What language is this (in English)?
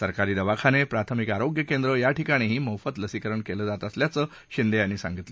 Marathi